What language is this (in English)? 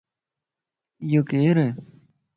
Lasi